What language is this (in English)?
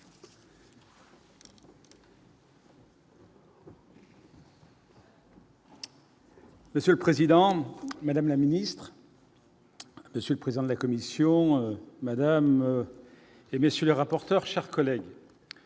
French